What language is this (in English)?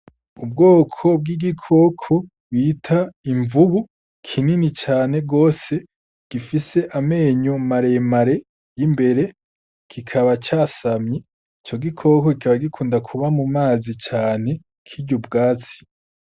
Rundi